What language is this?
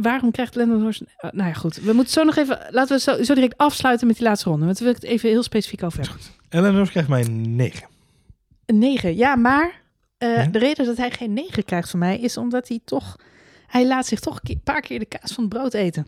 Dutch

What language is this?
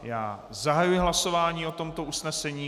Czech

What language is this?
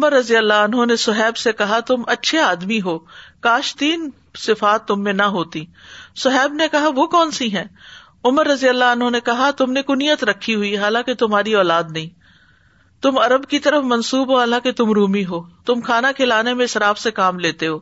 Urdu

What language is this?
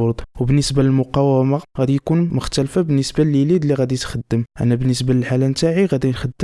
Arabic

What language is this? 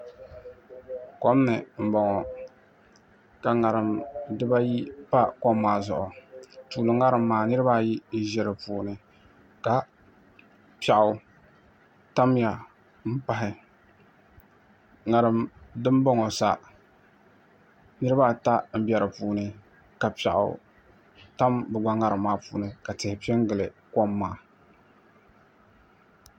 Dagbani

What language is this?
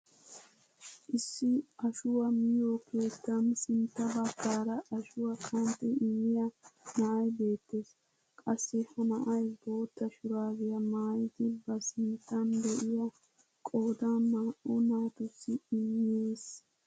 Wolaytta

